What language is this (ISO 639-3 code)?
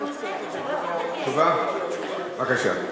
heb